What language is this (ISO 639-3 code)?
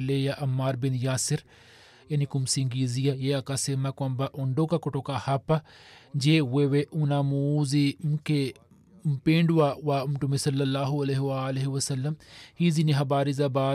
swa